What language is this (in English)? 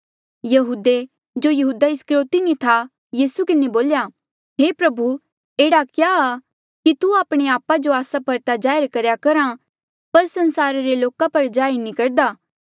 Mandeali